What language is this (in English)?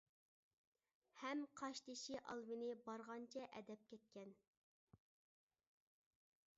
Uyghur